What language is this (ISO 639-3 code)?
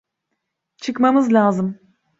tur